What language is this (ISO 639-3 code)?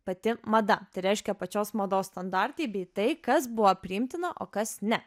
lit